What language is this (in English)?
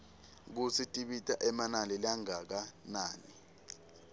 Swati